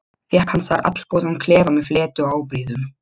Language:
Icelandic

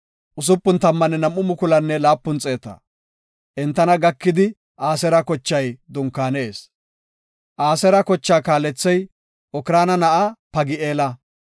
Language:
Gofa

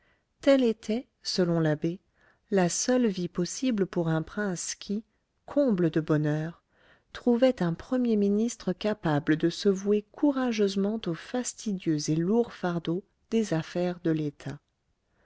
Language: French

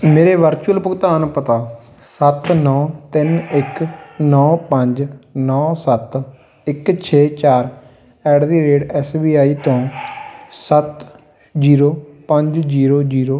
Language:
Punjabi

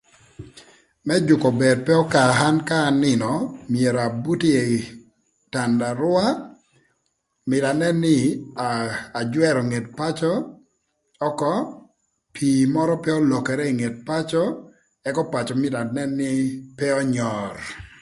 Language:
Thur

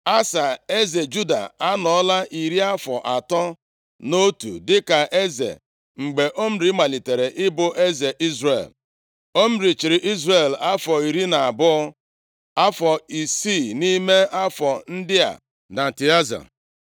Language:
Igbo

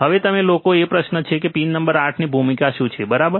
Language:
Gujarati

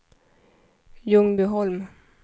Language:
Swedish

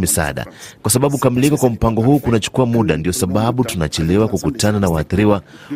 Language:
Swahili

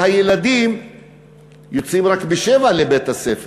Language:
Hebrew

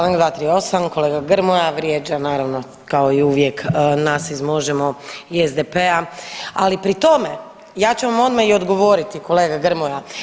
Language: Croatian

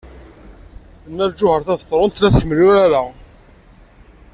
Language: Kabyle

